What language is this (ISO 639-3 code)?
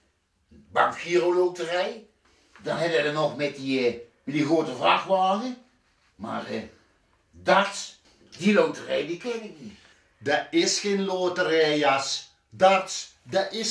nld